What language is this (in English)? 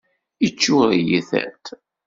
Kabyle